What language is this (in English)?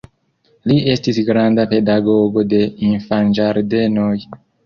Esperanto